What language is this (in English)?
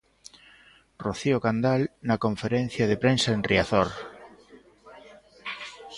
Galician